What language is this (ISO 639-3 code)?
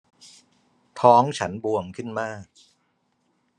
tha